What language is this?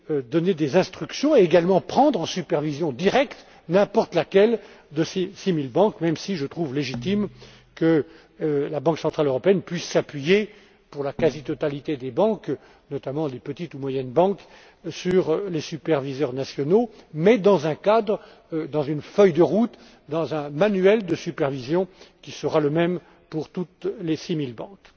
French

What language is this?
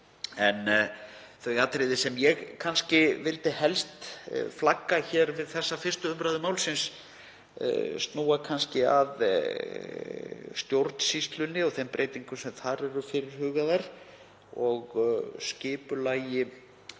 Icelandic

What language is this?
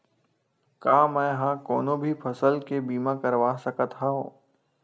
Chhattisgarhi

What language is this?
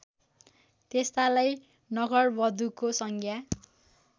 Nepali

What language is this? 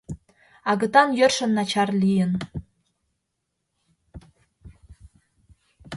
Mari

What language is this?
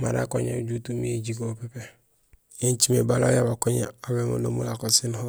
Gusilay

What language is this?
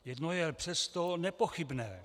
Czech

